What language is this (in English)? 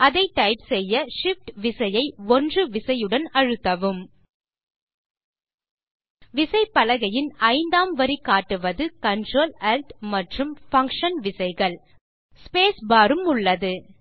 Tamil